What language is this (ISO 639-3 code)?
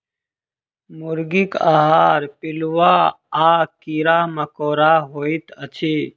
mai